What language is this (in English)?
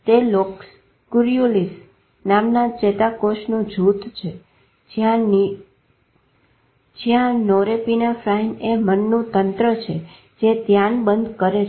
Gujarati